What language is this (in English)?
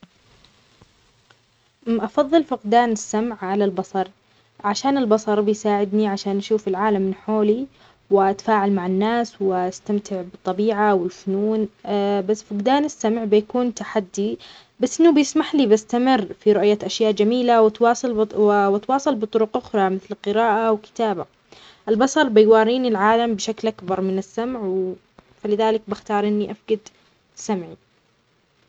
Omani Arabic